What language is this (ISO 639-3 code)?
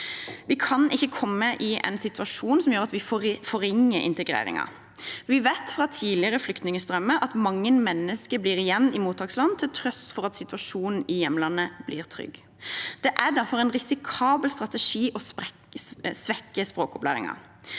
nor